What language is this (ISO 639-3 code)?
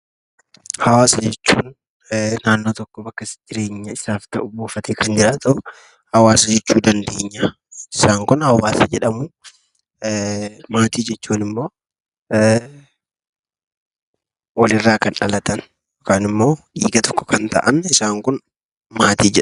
orm